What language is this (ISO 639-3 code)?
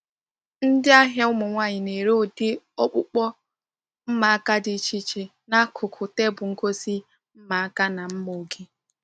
ibo